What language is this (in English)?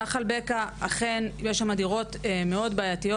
Hebrew